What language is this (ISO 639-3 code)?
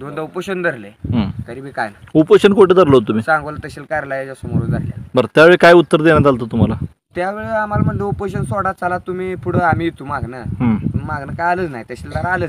ron